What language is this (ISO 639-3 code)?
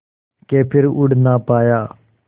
hin